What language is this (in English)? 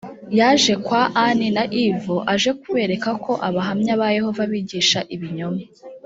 Kinyarwanda